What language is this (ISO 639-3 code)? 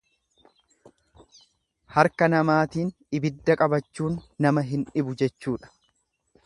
orm